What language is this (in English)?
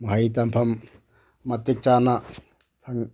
Manipuri